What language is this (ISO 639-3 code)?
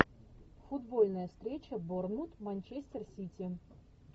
rus